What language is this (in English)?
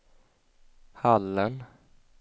Swedish